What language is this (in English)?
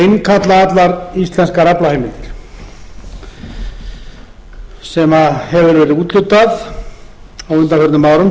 Icelandic